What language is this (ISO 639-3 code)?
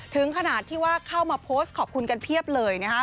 tha